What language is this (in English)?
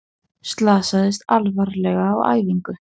Icelandic